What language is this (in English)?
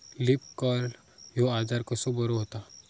Marathi